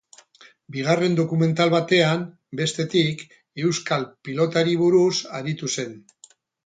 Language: Basque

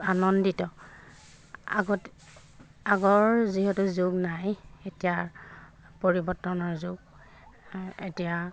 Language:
Assamese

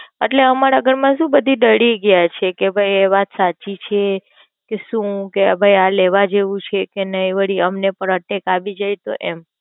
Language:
Gujarati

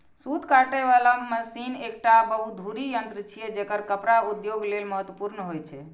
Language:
Maithili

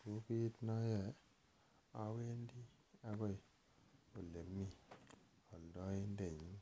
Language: Kalenjin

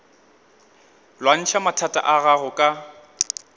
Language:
Northern Sotho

